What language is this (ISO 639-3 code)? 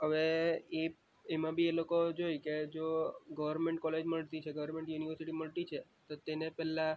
guj